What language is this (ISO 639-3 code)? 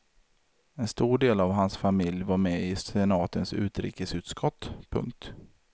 swe